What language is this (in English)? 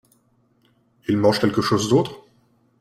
French